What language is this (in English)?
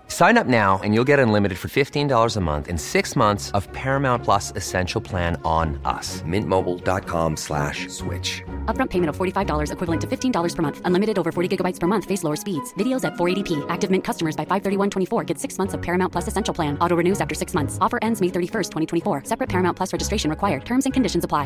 Filipino